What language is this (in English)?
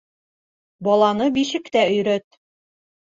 Bashkir